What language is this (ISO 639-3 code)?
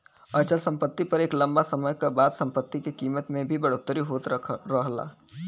bho